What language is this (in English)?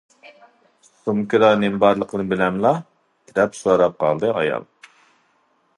Uyghur